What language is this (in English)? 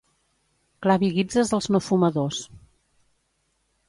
Catalan